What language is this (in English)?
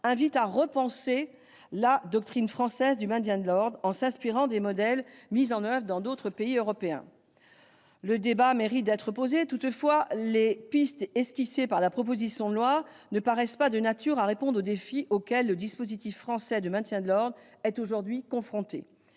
French